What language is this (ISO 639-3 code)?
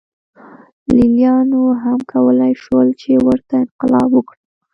pus